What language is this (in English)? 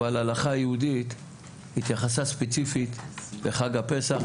Hebrew